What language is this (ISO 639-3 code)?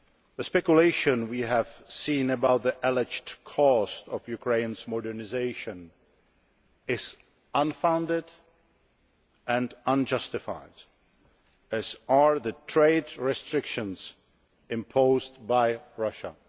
eng